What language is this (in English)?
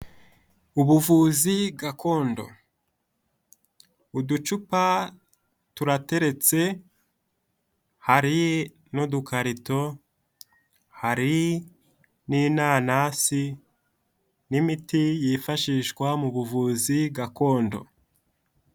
Kinyarwanda